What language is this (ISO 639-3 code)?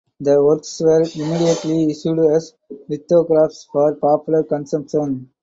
eng